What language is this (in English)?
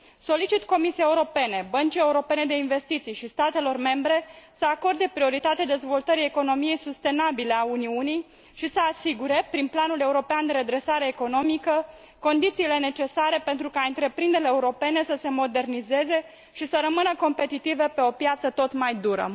Romanian